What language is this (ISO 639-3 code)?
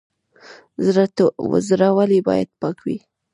pus